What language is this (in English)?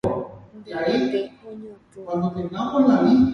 Guarani